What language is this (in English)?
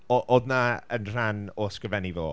Welsh